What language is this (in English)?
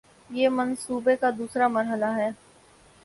Urdu